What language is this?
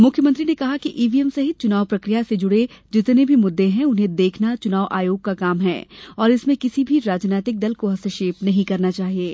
Hindi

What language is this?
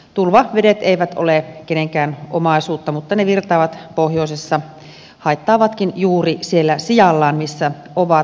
Finnish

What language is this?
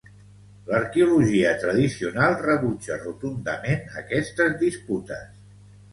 Catalan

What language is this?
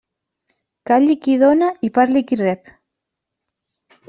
Catalan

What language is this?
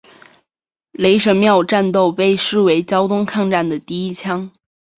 Chinese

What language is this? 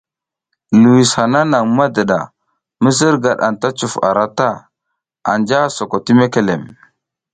South Giziga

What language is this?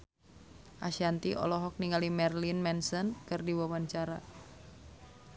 Sundanese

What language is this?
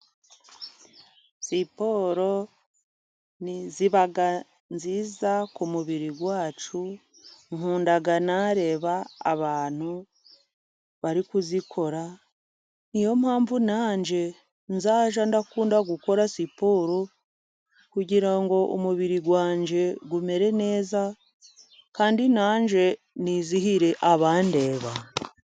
Kinyarwanda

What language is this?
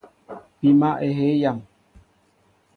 Mbo (Cameroon)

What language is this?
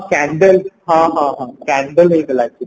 Odia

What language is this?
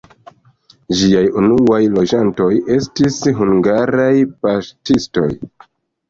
Esperanto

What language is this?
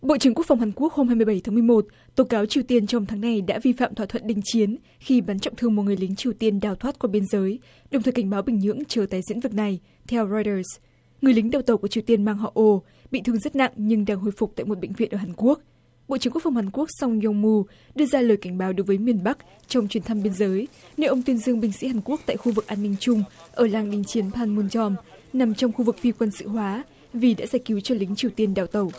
Vietnamese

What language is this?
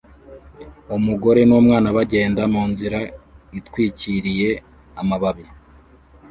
Kinyarwanda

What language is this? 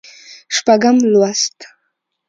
Pashto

